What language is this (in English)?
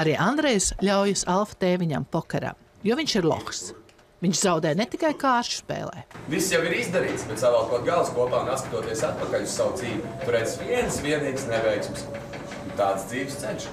Latvian